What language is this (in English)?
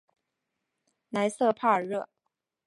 Chinese